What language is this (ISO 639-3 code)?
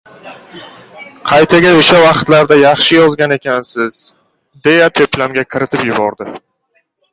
uzb